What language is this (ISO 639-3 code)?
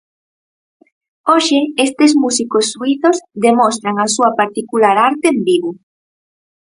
glg